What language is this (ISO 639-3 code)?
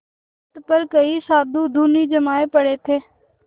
hin